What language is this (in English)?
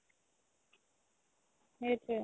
Assamese